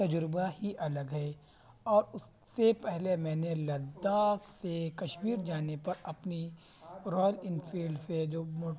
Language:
Urdu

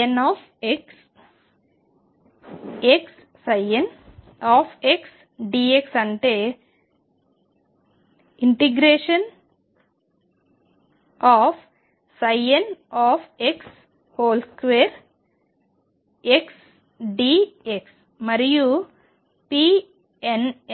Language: Telugu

